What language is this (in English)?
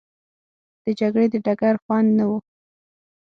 Pashto